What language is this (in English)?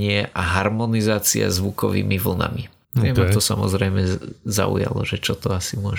Slovak